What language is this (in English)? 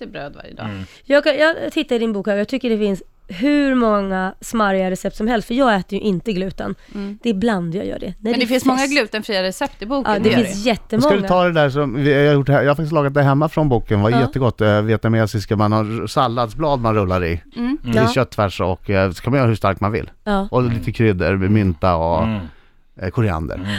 Swedish